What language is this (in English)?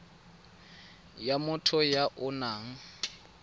Tswana